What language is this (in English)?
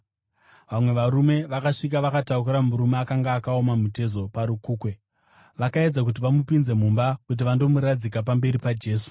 Shona